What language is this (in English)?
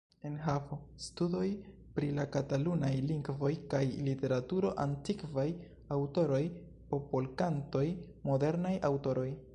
Esperanto